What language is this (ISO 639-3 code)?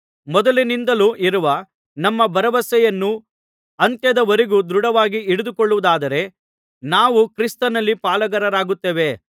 kan